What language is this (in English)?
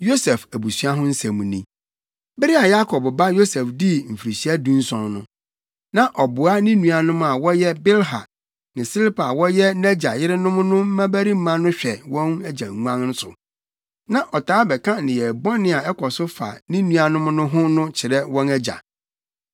Akan